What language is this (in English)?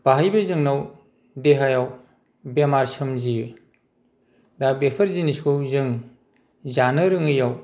Bodo